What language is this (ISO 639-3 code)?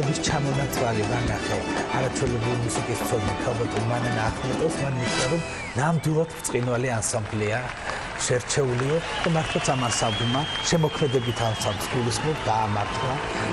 ron